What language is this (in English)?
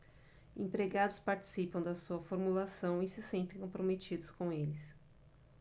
Portuguese